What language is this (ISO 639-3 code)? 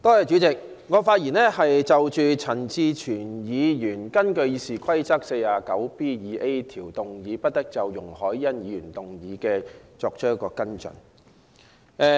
yue